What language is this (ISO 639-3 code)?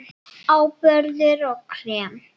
isl